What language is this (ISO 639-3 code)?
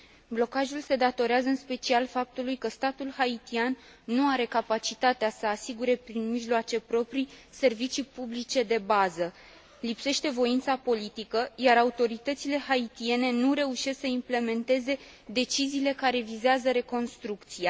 ron